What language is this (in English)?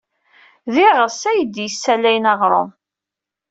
Kabyle